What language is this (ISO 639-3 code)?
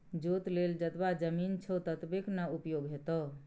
mai